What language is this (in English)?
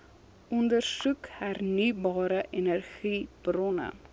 Afrikaans